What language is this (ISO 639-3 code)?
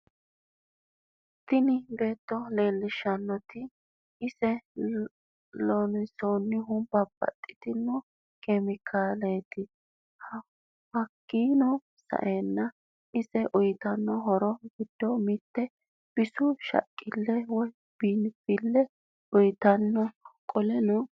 sid